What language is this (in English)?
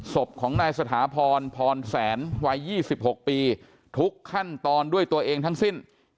Thai